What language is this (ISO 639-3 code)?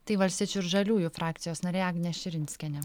lit